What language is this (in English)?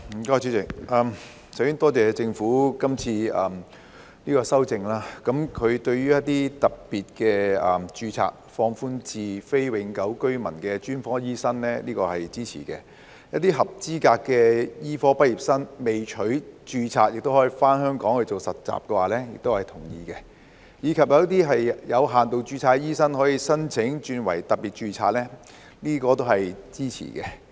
Cantonese